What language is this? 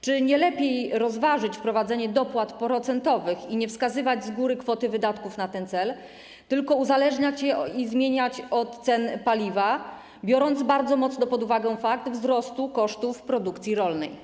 Polish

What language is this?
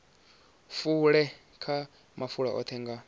Venda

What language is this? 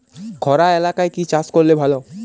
Bangla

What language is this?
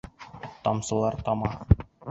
Bashkir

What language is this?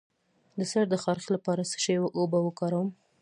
Pashto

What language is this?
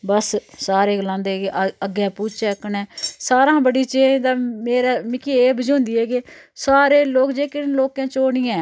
Dogri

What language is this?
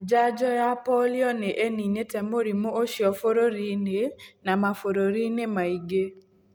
Kikuyu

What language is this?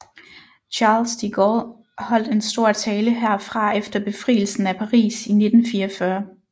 Danish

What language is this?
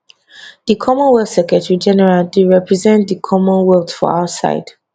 Nigerian Pidgin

